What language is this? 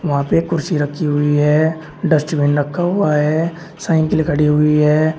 Hindi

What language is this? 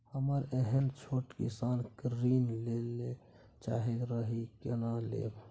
Maithili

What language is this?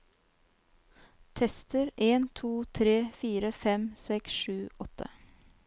Norwegian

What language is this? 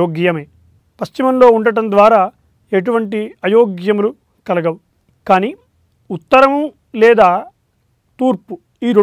Telugu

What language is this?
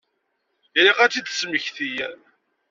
Kabyle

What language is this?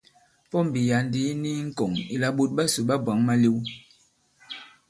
Bankon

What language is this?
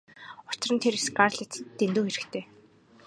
Mongolian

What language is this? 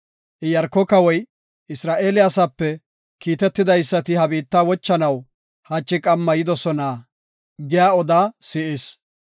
Gofa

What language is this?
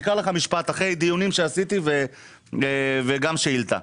Hebrew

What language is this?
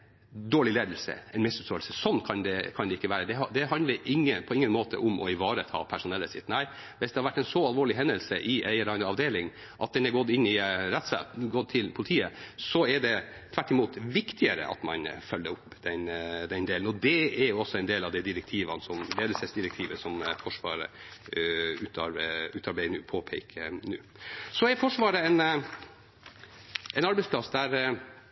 Norwegian Bokmål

